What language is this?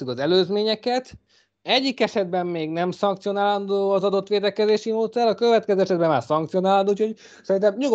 Hungarian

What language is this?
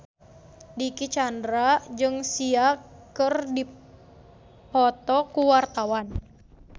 Sundanese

